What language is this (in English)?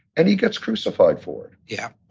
English